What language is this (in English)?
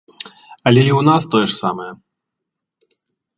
Belarusian